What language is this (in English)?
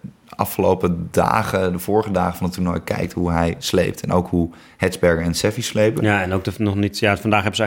Dutch